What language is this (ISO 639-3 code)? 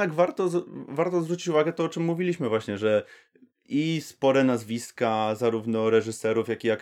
pol